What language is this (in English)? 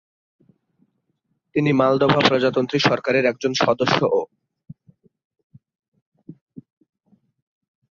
Bangla